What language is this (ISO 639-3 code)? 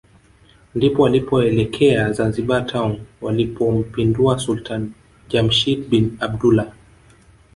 swa